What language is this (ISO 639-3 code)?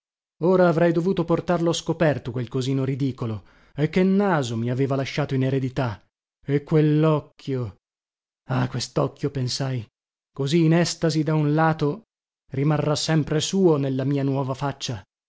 ita